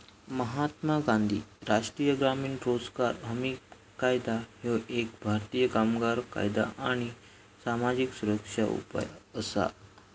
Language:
Marathi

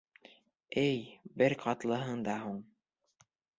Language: Bashkir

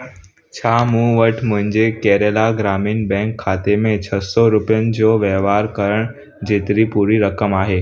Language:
Sindhi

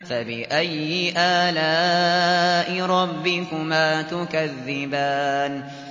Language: Arabic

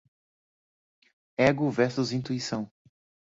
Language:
Portuguese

